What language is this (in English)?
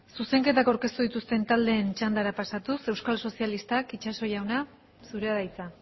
Basque